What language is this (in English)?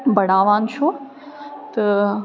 Kashmiri